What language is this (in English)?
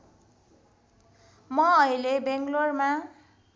Nepali